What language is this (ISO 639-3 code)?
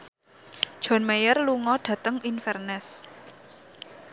jav